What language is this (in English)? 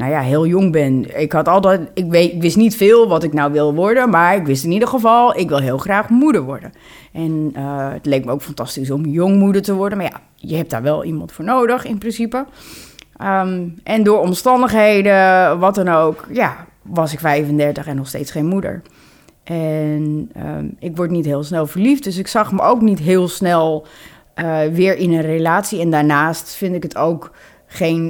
Dutch